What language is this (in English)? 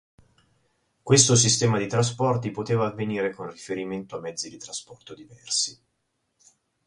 Italian